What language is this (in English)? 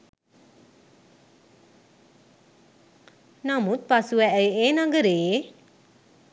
Sinhala